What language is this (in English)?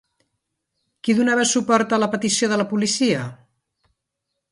Catalan